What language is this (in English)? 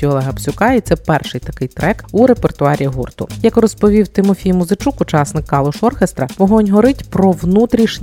Ukrainian